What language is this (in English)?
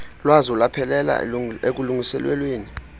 Xhosa